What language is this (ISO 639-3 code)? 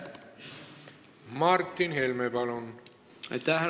est